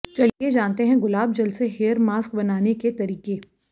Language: Hindi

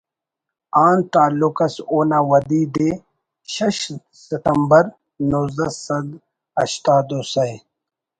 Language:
Brahui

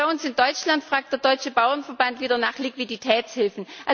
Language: German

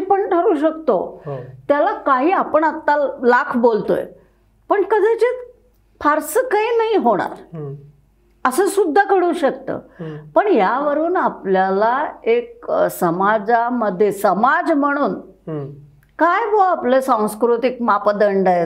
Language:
Marathi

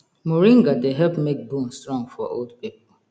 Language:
Nigerian Pidgin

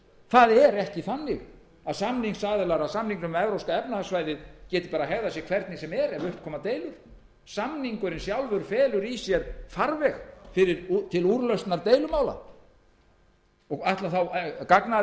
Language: Icelandic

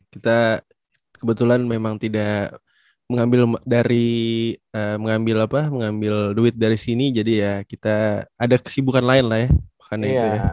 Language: Indonesian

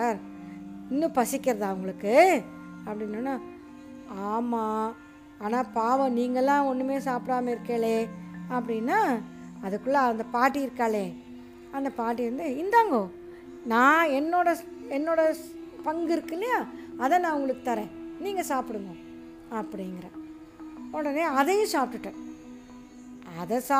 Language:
Tamil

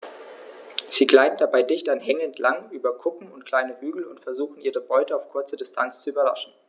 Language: German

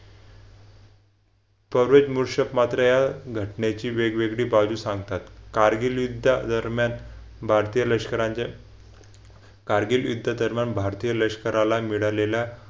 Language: Marathi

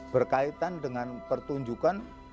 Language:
Indonesian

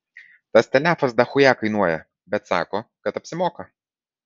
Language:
Lithuanian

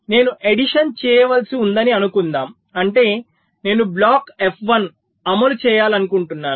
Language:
Telugu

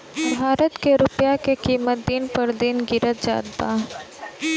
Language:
Bhojpuri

